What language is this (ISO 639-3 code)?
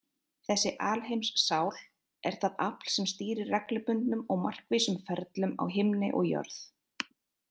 isl